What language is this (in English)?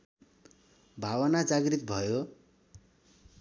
Nepali